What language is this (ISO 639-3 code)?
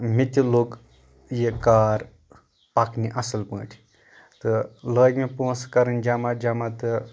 kas